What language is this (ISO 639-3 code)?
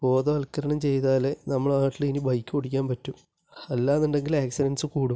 mal